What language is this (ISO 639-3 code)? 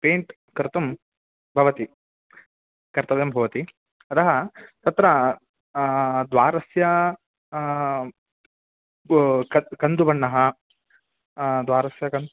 san